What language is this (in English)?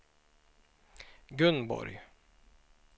Swedish